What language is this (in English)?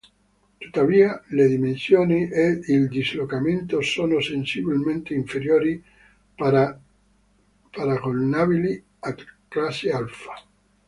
Italian